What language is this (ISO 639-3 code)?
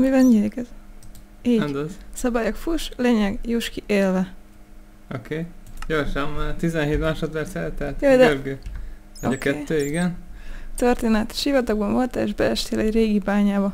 hun